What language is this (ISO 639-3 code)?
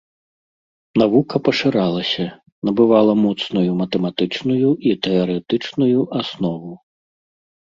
bel